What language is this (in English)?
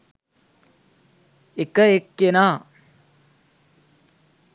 Sinhala